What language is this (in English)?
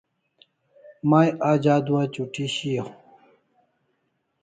Kalasha